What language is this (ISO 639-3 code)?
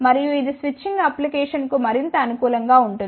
tel